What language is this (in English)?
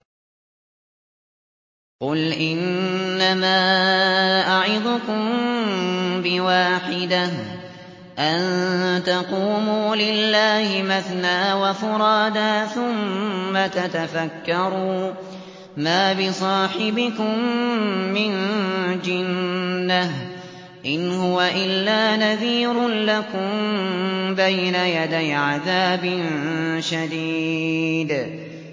Arabic